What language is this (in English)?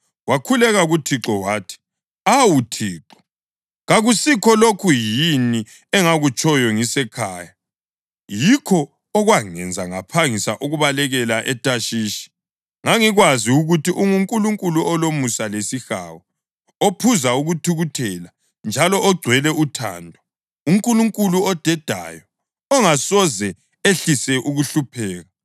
North Ndebele